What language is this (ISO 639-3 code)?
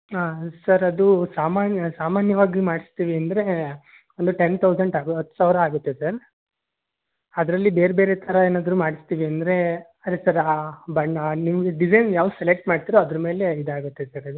kan